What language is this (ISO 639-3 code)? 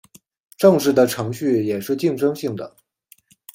zho